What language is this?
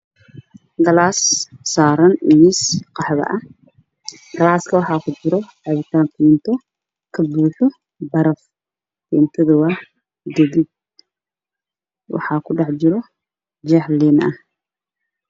Somali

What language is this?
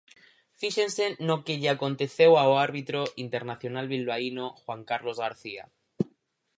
Galician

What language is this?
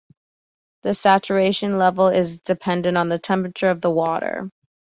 English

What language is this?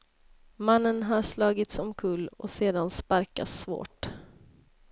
Swedish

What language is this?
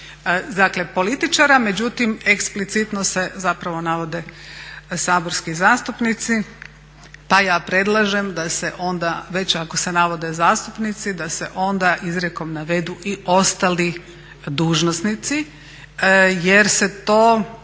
Croatian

